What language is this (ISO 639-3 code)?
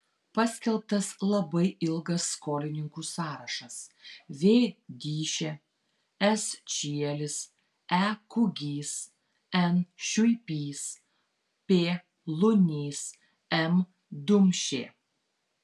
lit